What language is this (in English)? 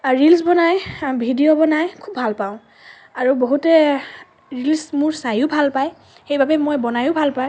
Assamese